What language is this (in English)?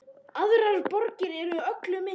Icelandic